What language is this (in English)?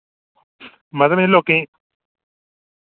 Dogri